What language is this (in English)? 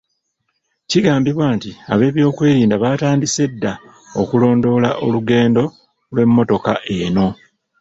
Ganda